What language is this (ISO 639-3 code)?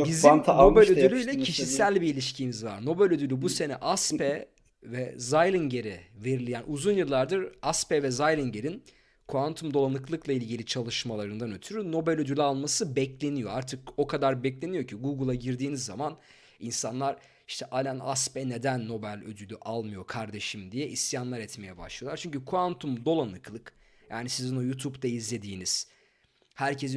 tur